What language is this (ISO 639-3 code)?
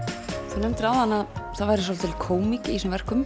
isl